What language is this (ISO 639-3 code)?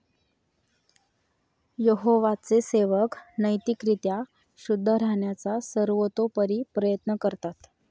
mar